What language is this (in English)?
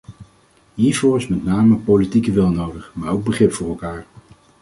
Dutch